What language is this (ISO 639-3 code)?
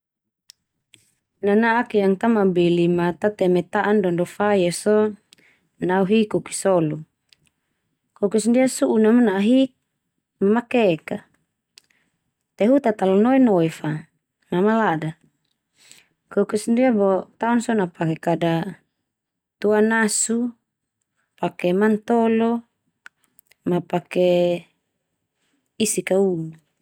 twu